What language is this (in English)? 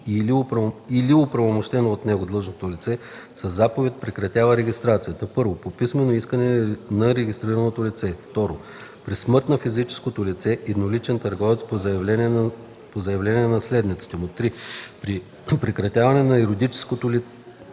Bulgarian